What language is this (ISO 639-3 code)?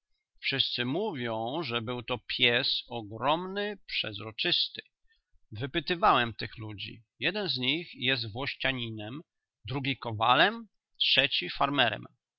pol